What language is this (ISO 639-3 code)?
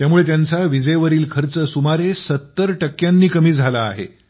mar